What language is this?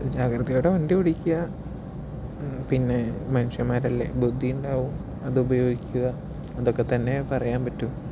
Malayalam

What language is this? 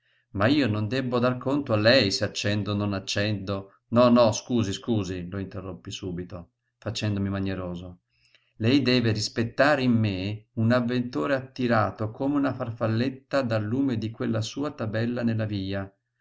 Italian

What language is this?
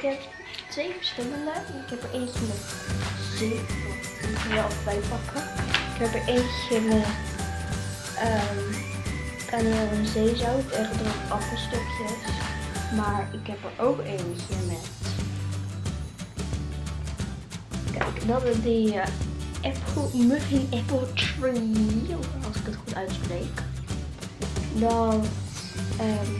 Dutch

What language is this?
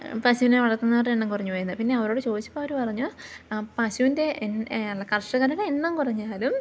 Malayalam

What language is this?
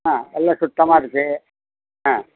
Tamil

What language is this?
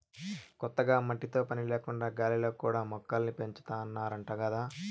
Telugu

